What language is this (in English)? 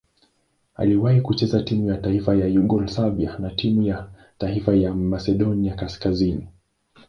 Swahili